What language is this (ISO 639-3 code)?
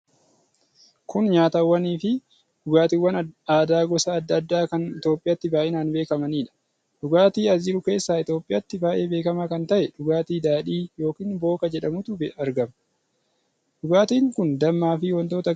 orm